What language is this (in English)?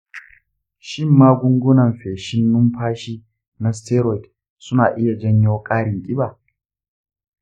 Hausa